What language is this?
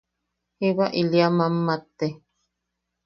Yaqui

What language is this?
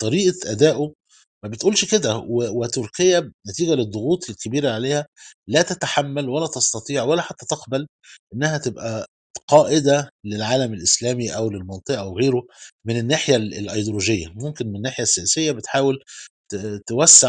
Arabic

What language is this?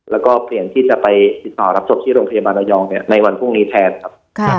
Thai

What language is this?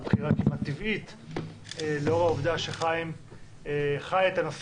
Hebrew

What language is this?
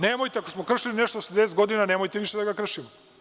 Serbian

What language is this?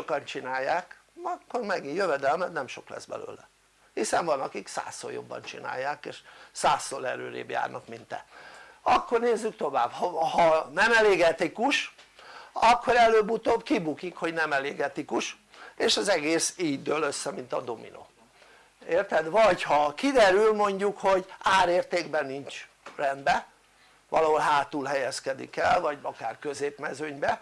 Hungarian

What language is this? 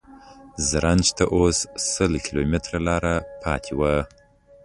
Pashto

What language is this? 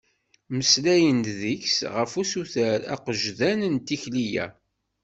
Kabyle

